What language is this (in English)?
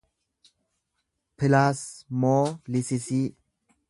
Oromo